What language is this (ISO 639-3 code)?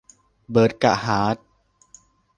tha